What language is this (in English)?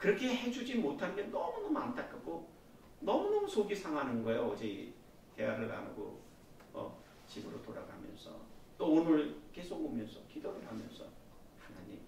Korean